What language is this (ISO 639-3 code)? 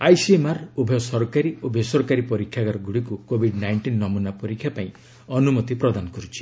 ori